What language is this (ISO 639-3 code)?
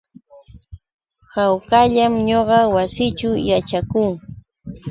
qux